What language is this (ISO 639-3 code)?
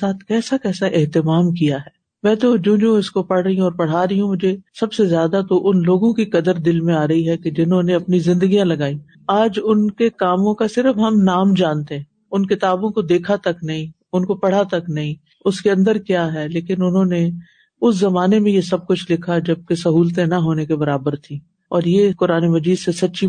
urd